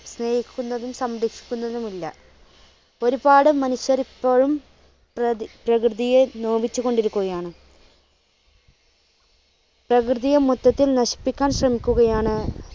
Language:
Malayalam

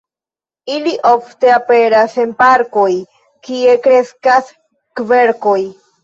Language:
Esperanto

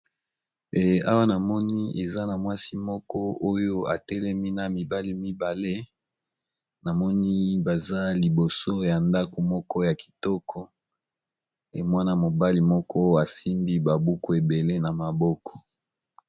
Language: Lingala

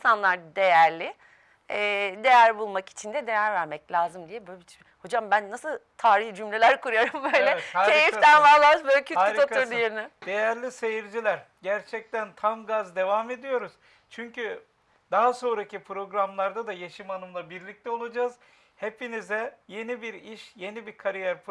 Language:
Turkish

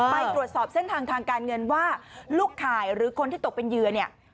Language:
Thai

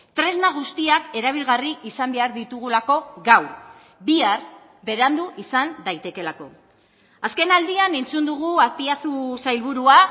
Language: Basque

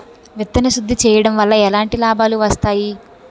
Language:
Telugu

